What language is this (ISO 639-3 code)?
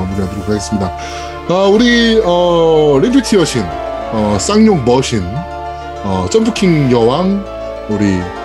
kor